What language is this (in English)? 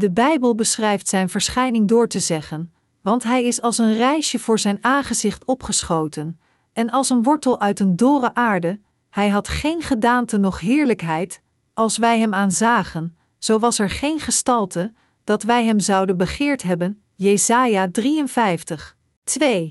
Dutch